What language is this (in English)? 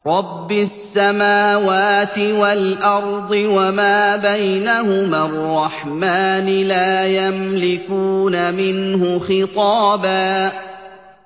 Arabic